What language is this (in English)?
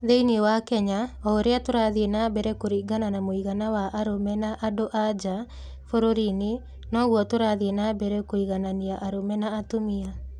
Kikuyu